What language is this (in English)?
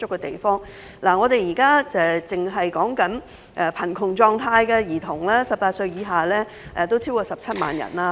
Cantonese